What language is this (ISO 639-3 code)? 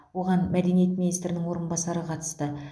kaz